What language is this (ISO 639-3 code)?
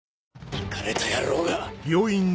jpn